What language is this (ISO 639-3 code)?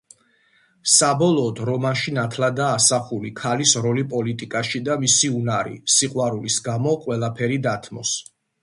kat